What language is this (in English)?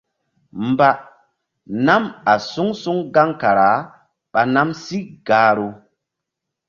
Mbum